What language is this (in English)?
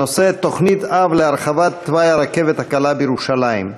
Hebrew